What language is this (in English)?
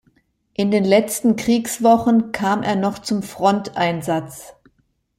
German